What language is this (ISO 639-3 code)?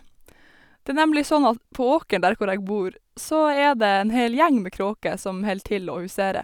nor